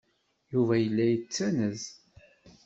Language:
Kabyle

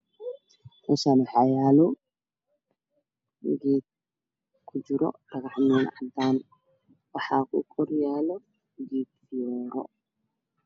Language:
Somali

